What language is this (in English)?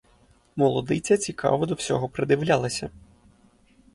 Ukrainian